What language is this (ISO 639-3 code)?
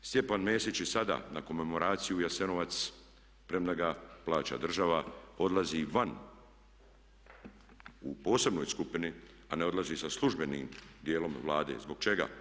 hrv